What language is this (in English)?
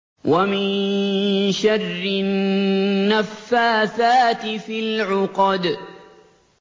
Arabic